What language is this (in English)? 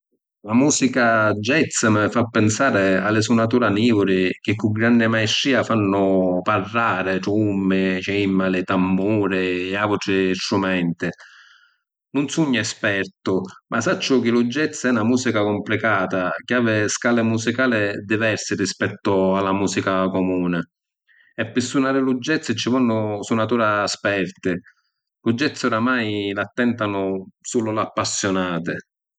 Sicilian